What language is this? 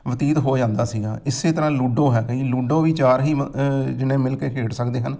Punjabi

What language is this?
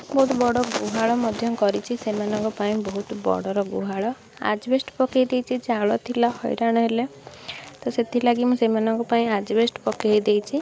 Odia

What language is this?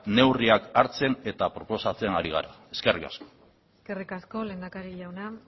Basque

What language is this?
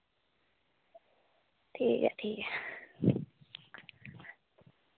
Dogri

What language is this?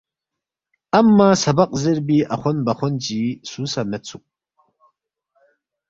Balti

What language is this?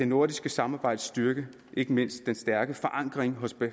Danish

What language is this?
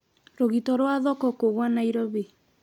Kikuyu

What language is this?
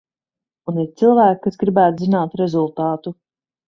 Latvian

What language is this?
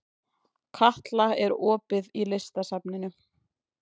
Icelandic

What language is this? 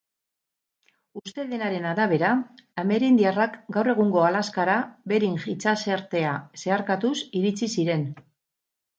Basque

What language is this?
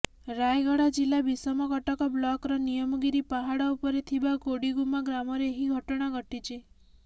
Odia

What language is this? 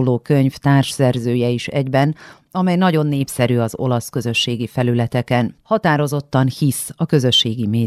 Hungarian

